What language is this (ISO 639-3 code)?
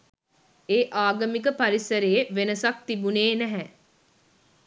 sin